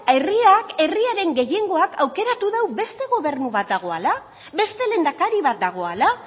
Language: Basque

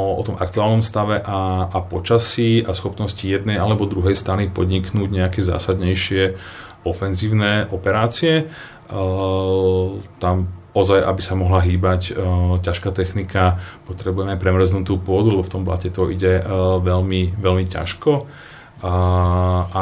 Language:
Slovak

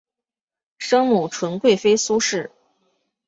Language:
Chinese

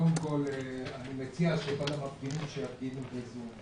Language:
Hebrew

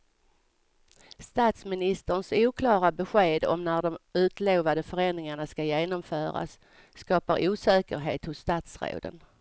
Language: Swedish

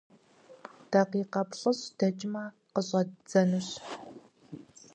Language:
Kabardian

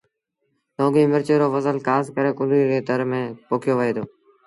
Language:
Sindhi Bhil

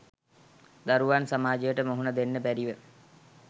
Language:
Sinhala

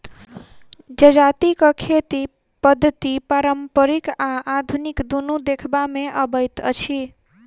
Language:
Maithili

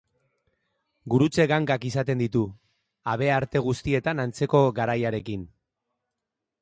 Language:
Basque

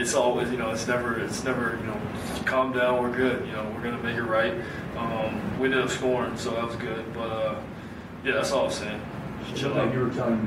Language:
English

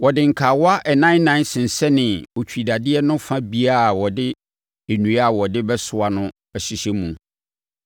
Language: Akan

